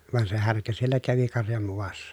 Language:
Finnish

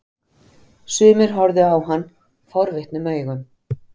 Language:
Icelandic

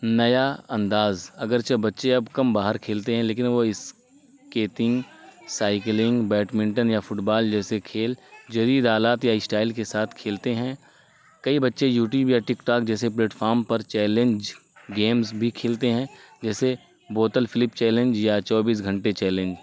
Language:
Urdu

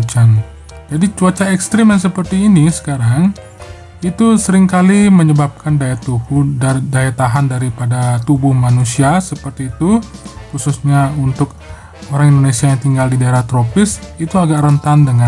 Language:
Indonesian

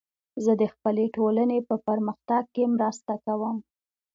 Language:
Pashto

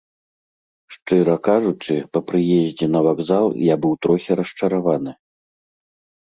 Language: Belarusian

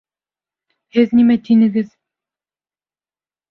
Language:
Bashkir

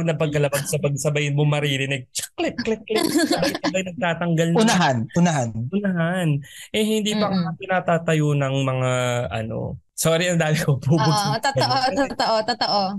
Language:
Filipino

